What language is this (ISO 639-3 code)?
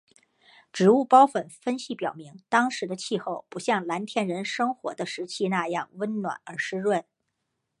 zho